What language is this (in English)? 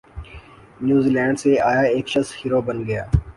Urdu